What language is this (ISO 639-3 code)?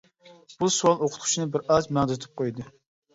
uig